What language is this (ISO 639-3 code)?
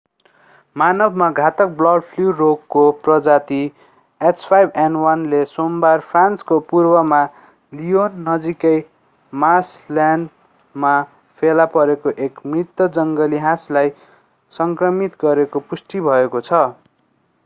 nep